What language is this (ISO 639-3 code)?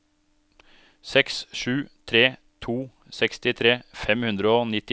nor